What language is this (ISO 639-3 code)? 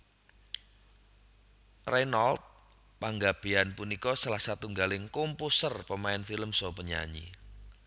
jav